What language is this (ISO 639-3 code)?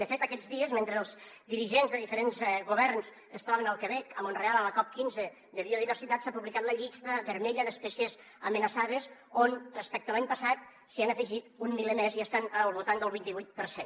cat